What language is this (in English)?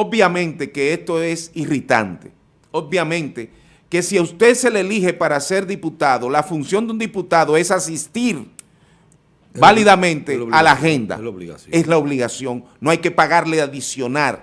Spanish